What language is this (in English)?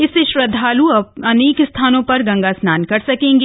Hindi